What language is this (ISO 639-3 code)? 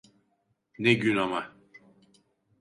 tur